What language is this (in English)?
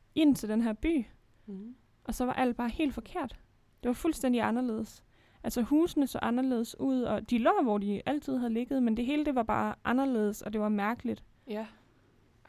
Danish